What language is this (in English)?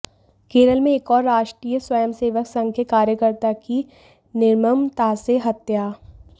Hindi